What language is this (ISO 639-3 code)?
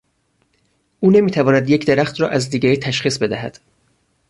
fas